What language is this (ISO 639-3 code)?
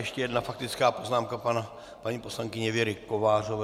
ces